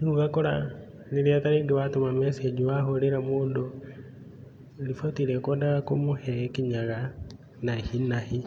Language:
Kikuyu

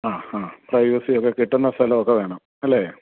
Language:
Malayalam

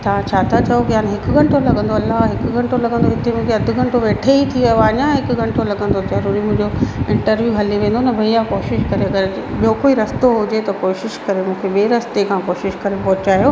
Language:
Sindhi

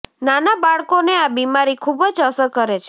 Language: Gujarati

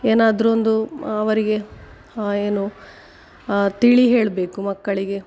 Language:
Kannada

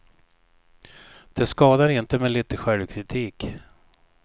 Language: Swedish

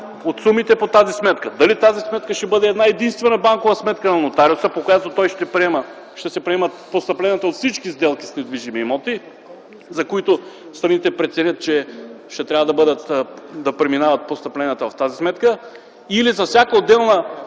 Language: Bulgarian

